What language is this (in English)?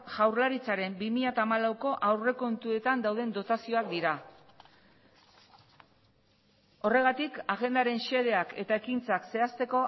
Basque